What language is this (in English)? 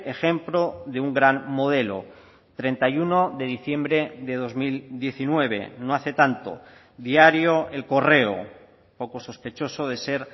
Spanish